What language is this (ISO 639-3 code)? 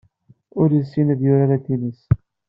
kab